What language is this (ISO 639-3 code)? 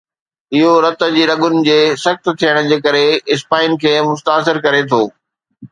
snd